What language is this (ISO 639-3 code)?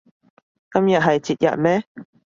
yue